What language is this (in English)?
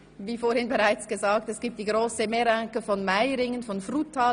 Swiss German